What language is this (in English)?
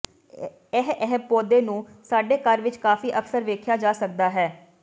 Punjabi